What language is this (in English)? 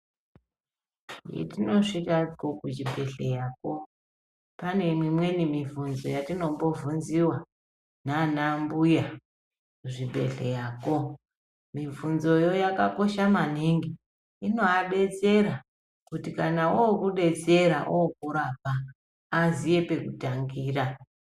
Ndau